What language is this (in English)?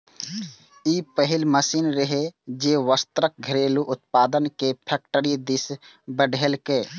Maithili